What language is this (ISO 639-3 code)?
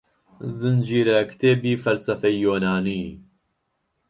ckb